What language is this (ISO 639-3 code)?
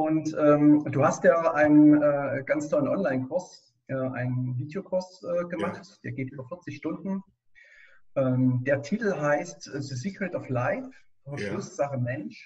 deu